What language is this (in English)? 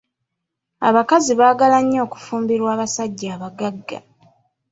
Ganda